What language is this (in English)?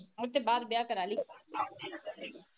Punjabi